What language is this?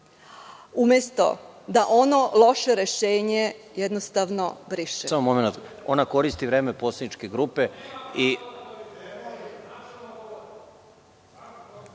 Serbian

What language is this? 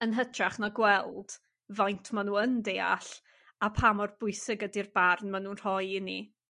Welsh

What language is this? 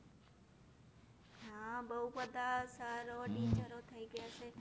Gujarati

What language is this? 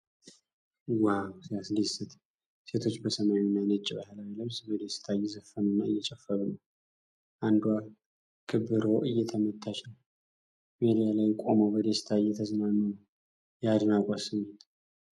Amharic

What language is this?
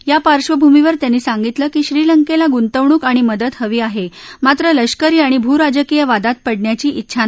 Marathi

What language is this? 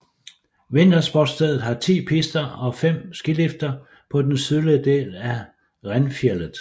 Danish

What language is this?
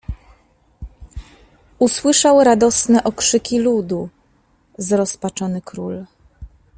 Polish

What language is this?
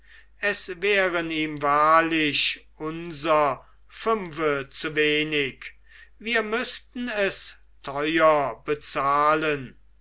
German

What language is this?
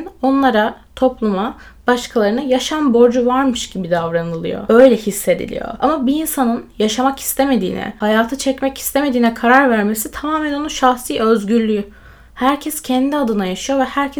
Turkish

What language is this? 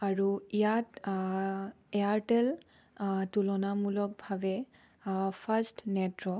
Assamese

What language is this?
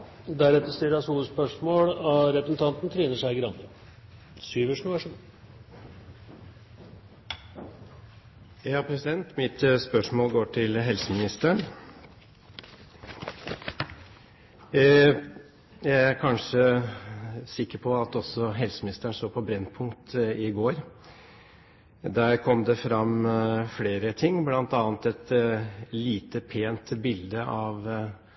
Norwegian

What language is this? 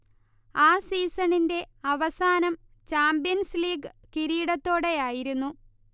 Malayalam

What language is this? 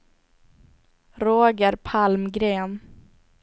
Swedish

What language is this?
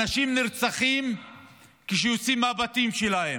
Hebrew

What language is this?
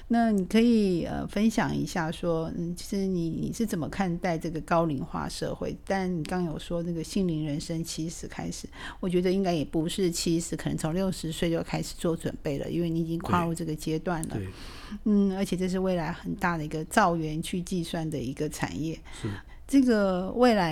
Chinese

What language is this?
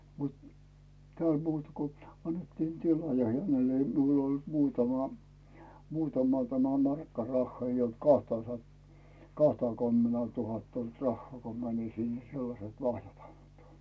Finnish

